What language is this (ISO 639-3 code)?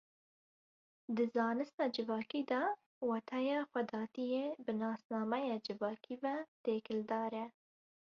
kur